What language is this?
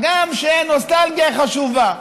Hebrew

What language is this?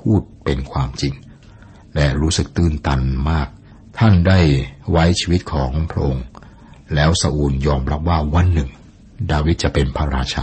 Thai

